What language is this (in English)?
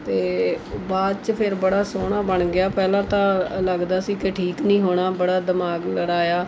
Punjabi